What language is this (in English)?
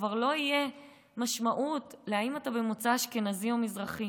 Hebrew